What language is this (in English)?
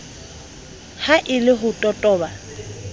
Southern Sotho